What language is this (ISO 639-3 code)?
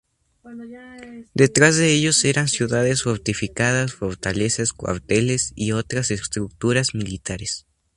spa